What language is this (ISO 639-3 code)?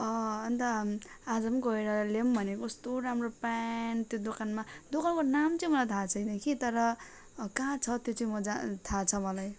nep